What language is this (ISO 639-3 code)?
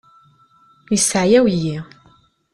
kab